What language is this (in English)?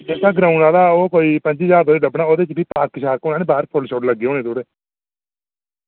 Dogri